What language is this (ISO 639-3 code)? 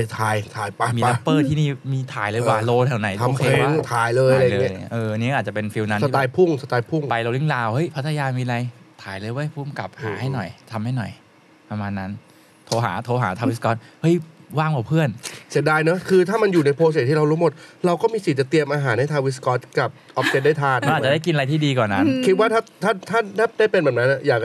tha